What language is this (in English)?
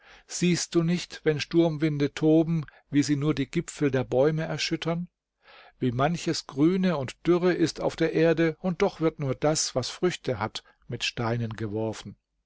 German